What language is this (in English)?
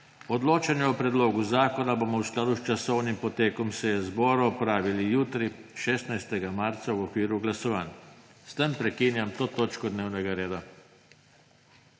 Slovenian